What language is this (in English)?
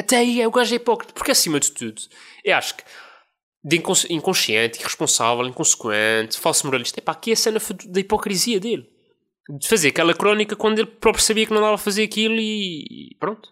Portuguese